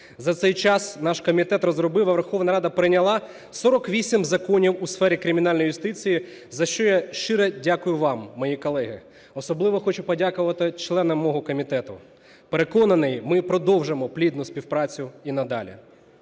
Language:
Ukrainian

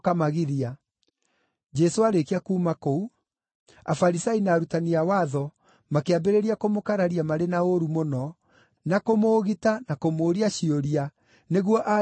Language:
Kikuyu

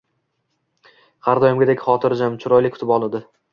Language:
Uzbek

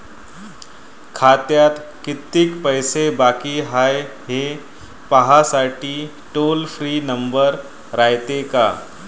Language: Marathi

